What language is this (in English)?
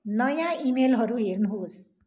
Nepali